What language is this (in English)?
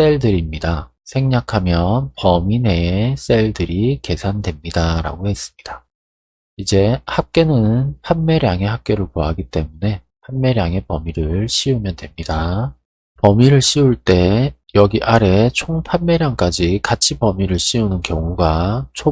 Korean